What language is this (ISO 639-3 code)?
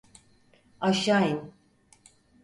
tur